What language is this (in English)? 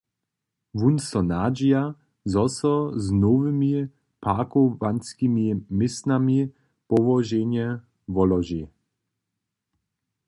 Upper Sorbian